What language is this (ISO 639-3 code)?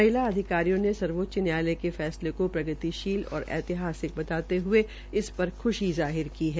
hin